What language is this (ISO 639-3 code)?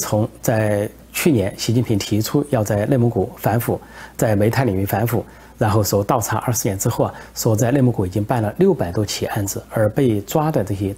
zho